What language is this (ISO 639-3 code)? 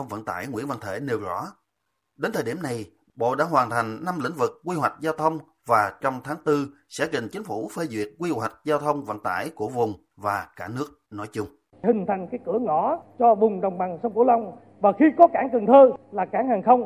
vie